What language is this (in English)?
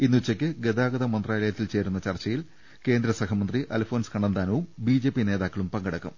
Malayalam